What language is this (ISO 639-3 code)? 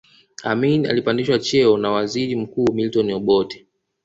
swa